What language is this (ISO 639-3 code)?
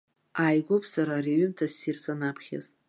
abk